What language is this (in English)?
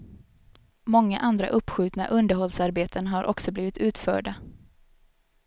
Swedish